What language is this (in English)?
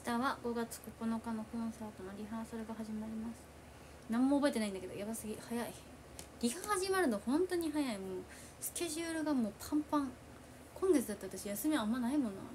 Japanese